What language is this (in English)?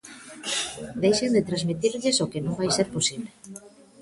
Galician